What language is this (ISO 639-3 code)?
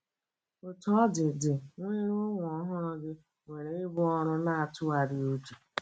ibo